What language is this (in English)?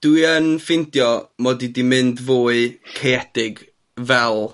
Welsh